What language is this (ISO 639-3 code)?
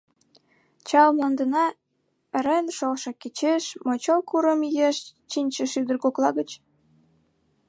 chm